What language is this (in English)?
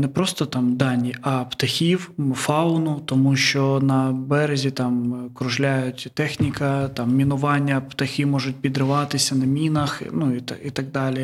Ukrainian